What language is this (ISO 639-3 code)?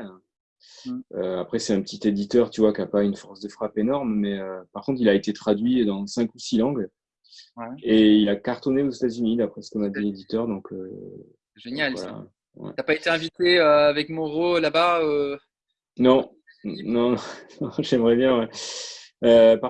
fra